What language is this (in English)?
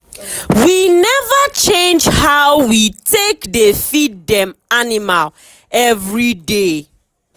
Nigerian Pidgin